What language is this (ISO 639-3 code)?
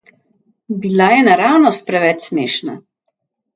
slv